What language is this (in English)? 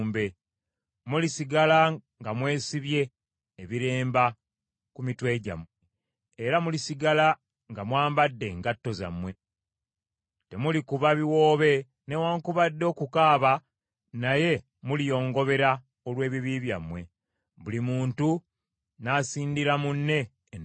Ganda